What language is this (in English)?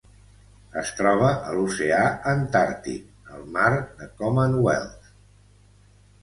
Catalan